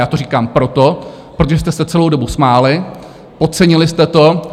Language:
Czech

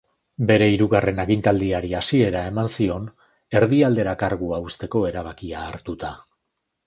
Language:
Basque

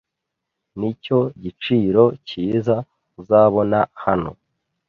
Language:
Kinyarwanda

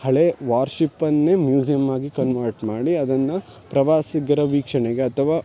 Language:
Kannada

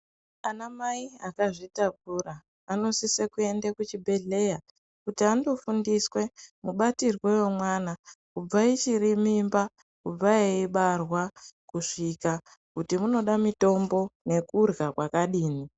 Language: Ndau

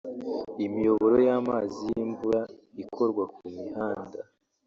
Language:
Kinyarwanda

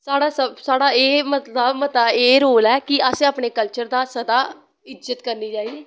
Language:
Dogri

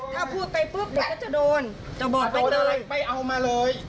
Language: Thai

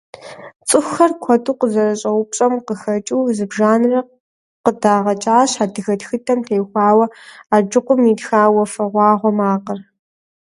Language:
Kabardian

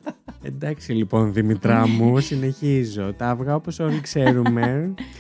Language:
Greek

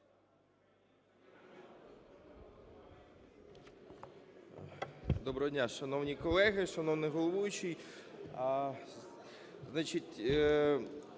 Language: Ukrainian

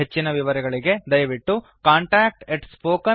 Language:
Kannada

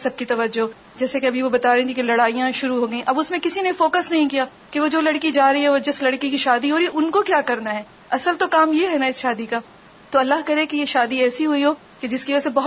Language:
Urdu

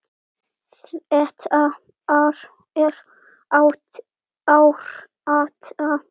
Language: Icelandic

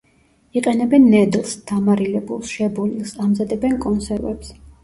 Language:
Georgian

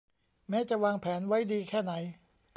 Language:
Thai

